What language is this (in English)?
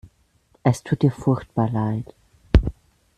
German